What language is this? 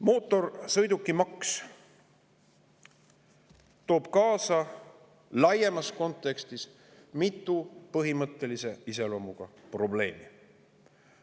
Estonian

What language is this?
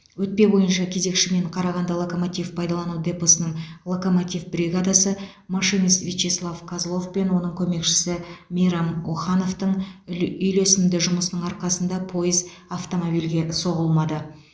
Kazakh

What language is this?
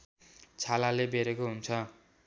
Nepali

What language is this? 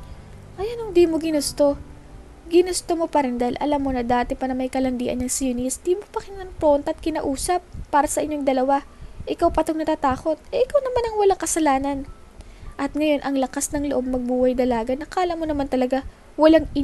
Filipino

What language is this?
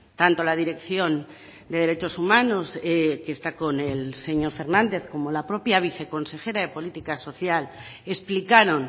Spanish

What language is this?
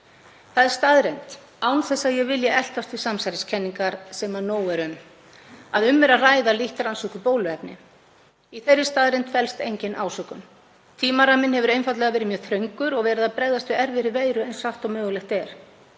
Icelandic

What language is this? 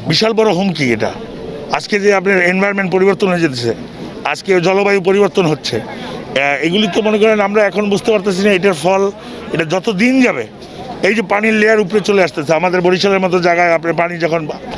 Bangla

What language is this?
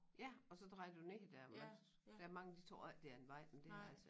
Danish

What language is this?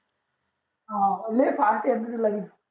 Marathi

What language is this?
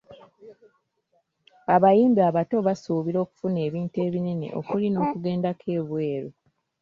Ganda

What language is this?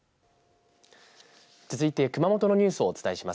Japanese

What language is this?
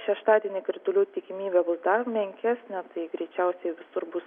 Lithuanian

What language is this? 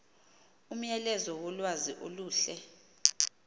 Xhosa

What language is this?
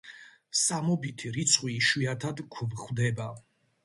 Georgian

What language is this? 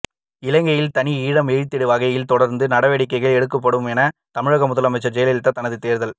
Tamil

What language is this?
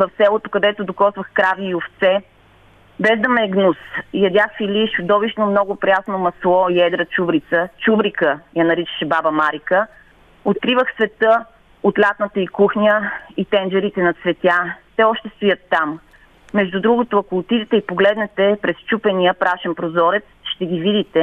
Bulgarian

